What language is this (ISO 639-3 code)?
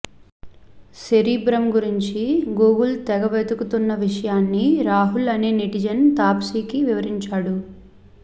tel